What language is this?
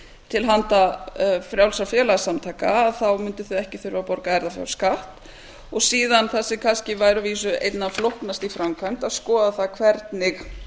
Icelandic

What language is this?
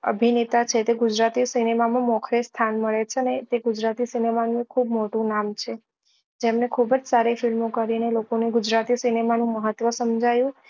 Gujarati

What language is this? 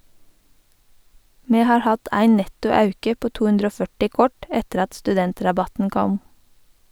Norwegian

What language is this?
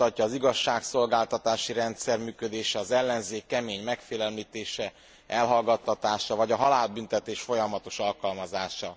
Hungarian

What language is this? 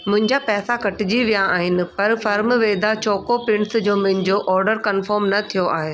Sindhi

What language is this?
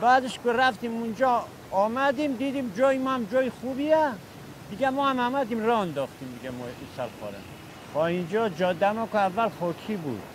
Persian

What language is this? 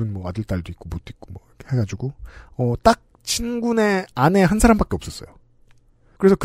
Korean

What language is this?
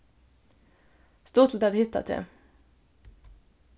Faroese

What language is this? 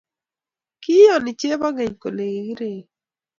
Kalenjin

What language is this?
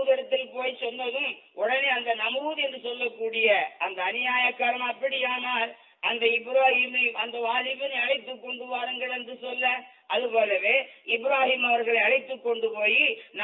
Tamil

